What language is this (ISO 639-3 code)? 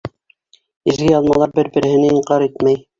bak